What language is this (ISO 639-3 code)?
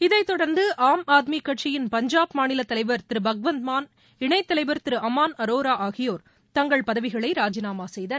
tam